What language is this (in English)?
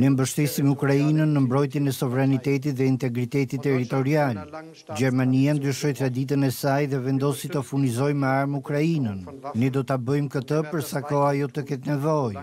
Romanian